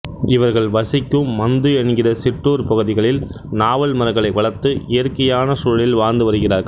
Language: Tamil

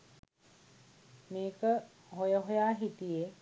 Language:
Sinhala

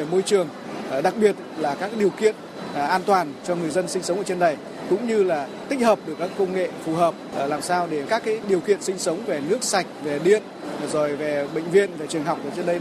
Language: Vietnamese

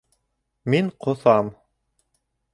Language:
Bashkir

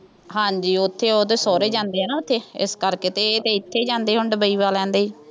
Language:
Punjabi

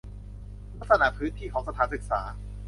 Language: Thai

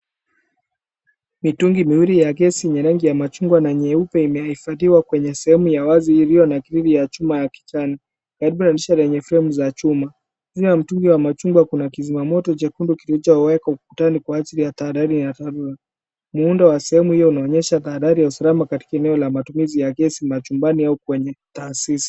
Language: Swahili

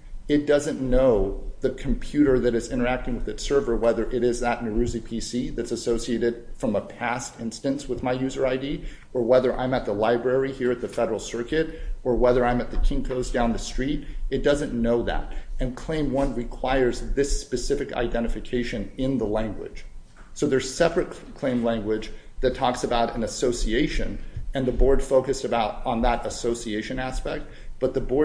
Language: English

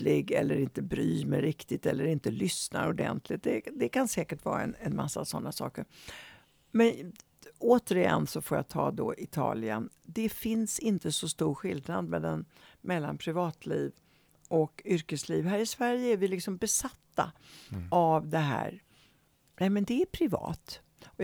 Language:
Swedish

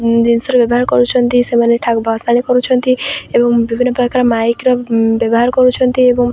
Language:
Odia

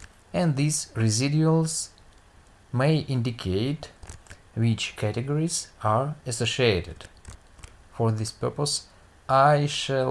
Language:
English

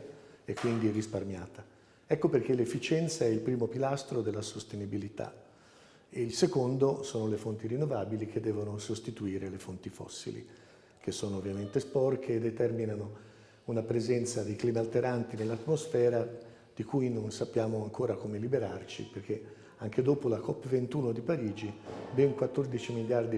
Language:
Italian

